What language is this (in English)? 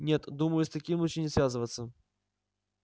Russian